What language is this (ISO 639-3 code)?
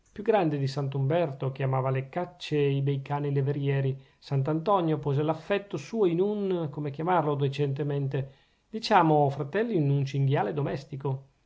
ita